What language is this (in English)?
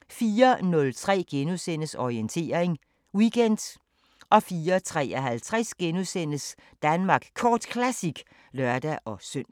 Danish